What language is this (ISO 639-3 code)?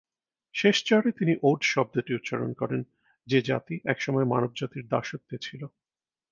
ben